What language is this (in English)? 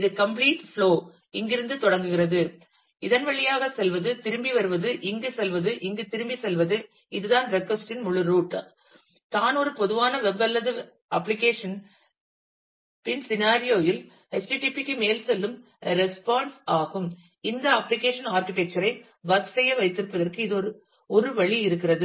Tamil